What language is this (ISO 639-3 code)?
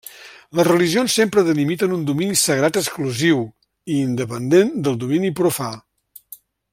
cat